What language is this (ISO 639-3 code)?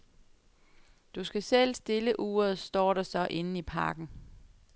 dan